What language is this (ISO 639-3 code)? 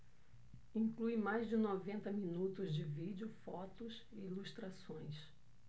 por